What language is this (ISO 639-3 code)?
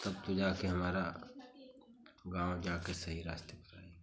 hin